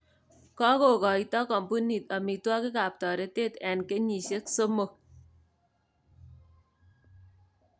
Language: Kalenjin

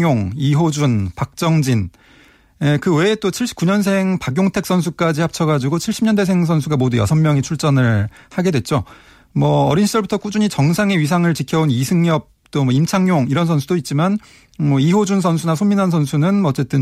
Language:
Korean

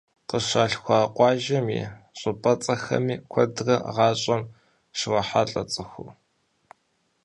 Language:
Kabardian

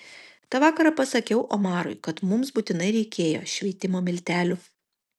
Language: Lithuanian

